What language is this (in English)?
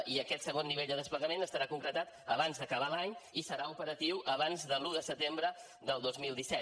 Catalan